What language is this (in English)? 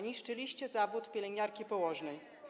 Polish